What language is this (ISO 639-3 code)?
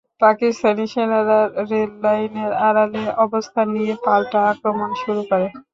ben